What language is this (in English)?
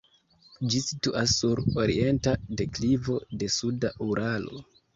Esperanto